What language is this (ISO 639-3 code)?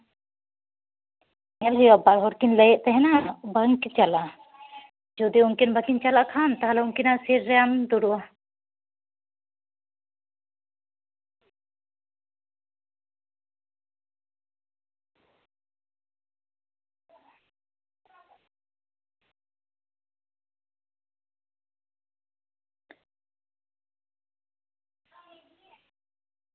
sat